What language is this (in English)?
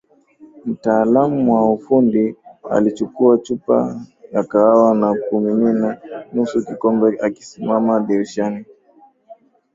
Swahili